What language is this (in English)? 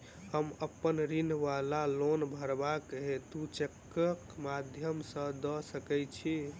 Maithili